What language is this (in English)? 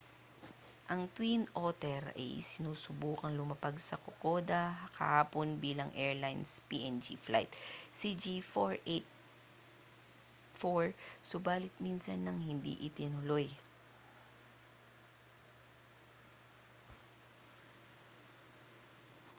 Filipino